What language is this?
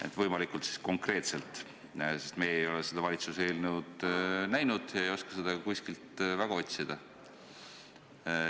Estonian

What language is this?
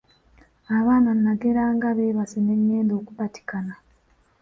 Ganda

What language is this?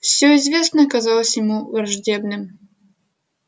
Russian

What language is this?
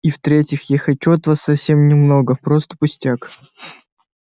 Russian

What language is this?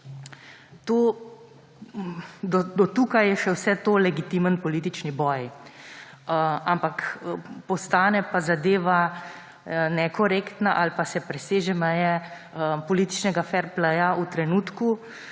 Slovenian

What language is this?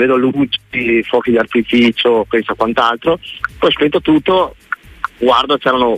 Italian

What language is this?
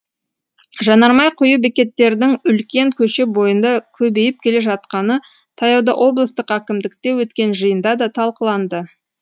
Kazakh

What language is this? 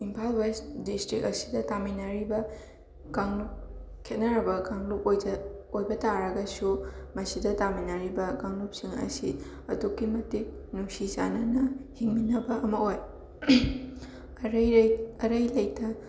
Manipuri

